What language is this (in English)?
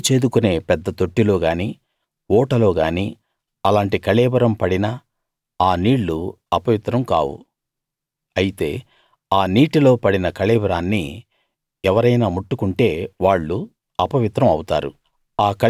Telugu